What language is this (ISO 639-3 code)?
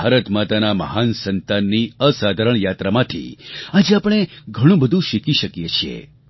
guj